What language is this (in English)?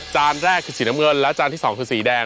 Thai